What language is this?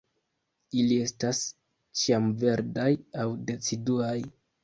Esperanto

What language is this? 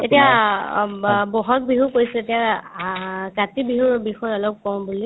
Assamese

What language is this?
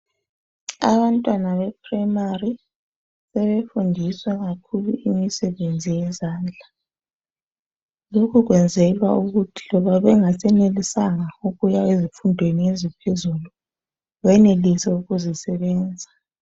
North Ndebele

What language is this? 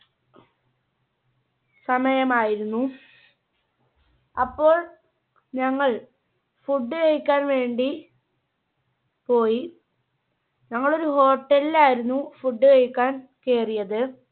Malayalam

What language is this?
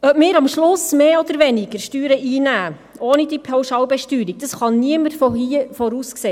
Swiss German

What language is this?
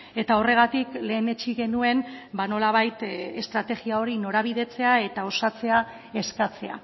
Basque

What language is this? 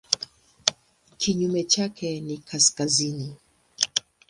Swahili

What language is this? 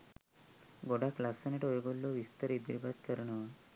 Sinhala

